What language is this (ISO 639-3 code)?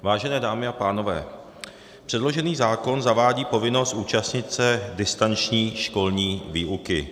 ces